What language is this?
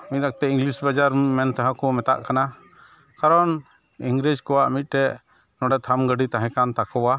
Santali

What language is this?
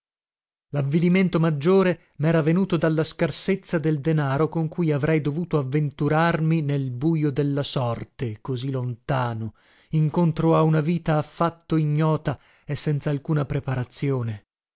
Italian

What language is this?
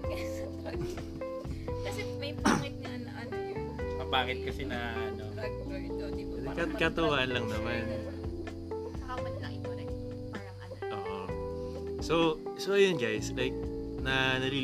Filipino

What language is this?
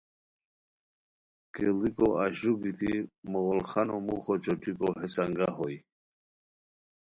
Khowar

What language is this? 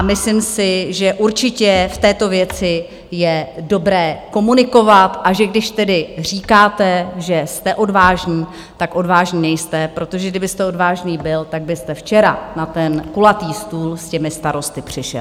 Czech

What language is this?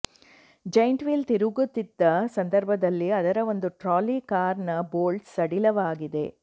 Kannada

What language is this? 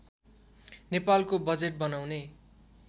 Nepali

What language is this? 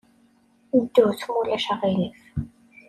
Kabyle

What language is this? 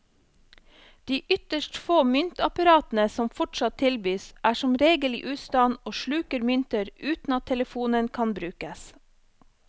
Norwegian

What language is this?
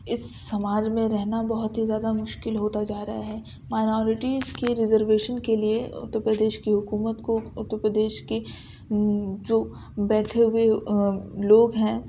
Urdu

